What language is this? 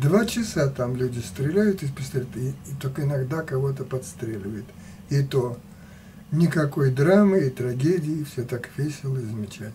Russian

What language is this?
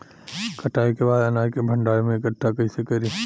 Bhojpuri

